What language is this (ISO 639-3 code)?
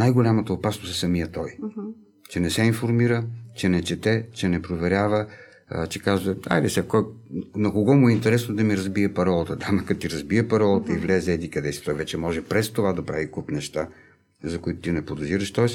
bul